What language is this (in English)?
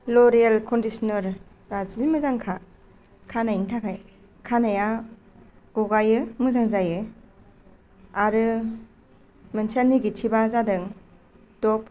Bodo